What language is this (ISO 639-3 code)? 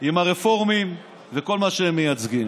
heb